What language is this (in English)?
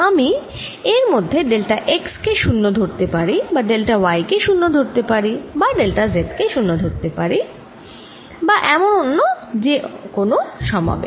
Bangla